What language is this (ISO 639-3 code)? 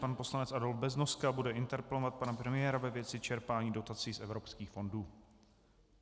ces